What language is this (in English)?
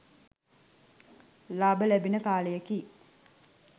Sinhala